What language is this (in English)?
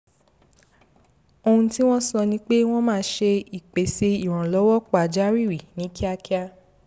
Yoruba